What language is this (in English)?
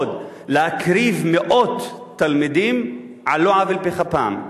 Hebrew